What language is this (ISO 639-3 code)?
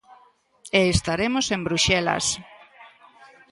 glg